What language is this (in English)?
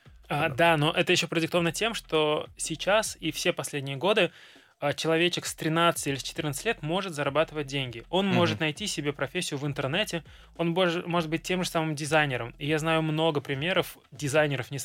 Russian